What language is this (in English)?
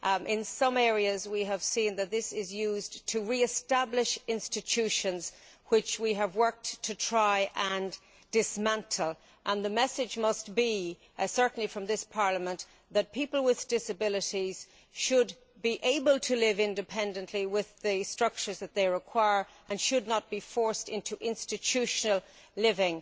English